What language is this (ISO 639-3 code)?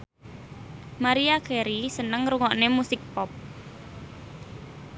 jav